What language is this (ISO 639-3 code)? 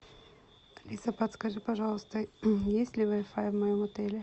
rus